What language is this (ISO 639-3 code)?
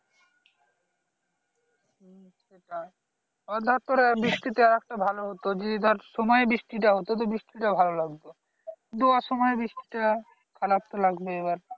ben